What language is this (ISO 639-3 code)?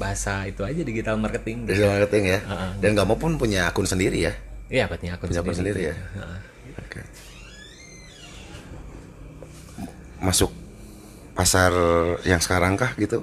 ind